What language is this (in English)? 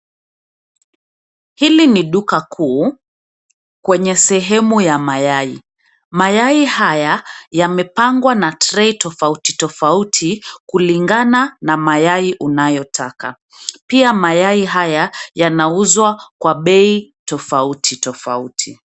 Swahili